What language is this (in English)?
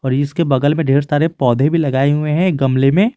Hindi